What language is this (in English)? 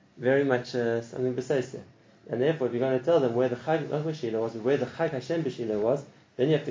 English